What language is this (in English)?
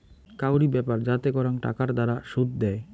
Bangla